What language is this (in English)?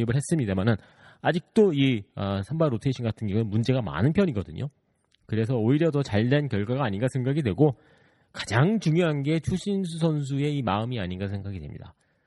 Korean